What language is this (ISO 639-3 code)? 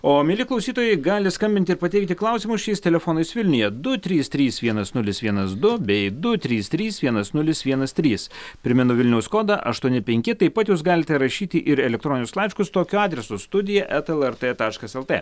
lit